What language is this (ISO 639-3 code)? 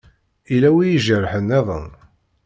kab